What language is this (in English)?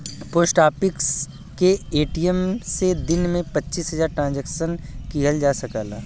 Bhojpuri